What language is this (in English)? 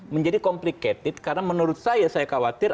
Indonesian